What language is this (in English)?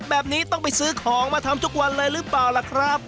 Thai